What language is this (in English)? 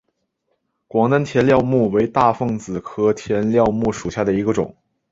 Chinese